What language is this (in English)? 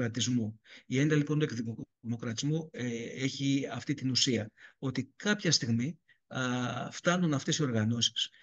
Greek